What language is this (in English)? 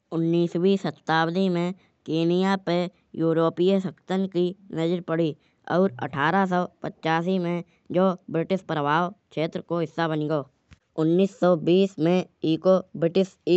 Kanauji